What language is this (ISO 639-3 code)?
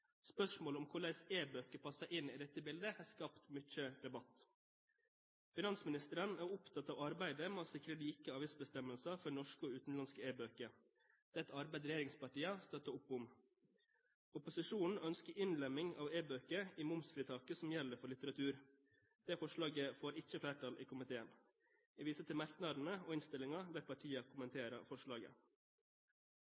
nob